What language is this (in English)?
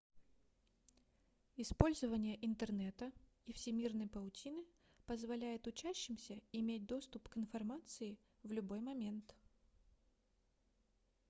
Russian